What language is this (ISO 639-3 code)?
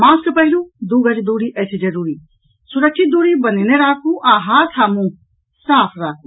mai